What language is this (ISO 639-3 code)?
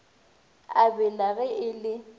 nso